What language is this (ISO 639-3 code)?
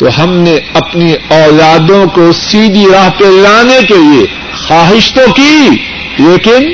urd